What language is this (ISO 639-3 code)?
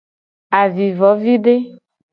gej